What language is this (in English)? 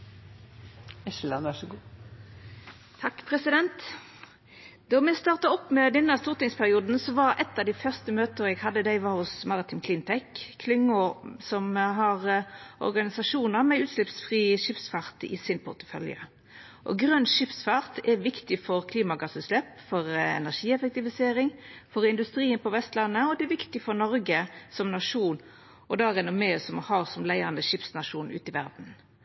Norwegian